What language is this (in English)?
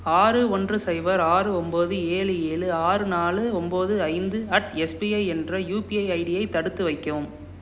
Tamil